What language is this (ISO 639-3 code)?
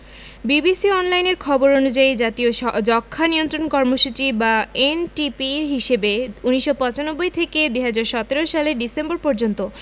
ben